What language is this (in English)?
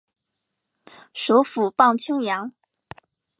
Chinese